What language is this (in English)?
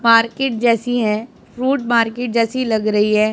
Hindi